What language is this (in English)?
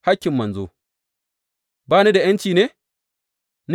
Hausa